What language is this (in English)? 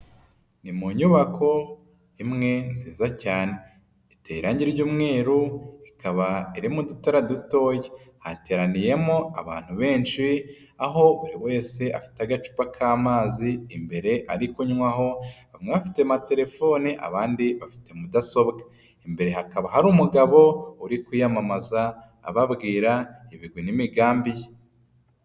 Kinyarwanda